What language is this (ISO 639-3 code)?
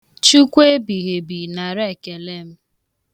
ibo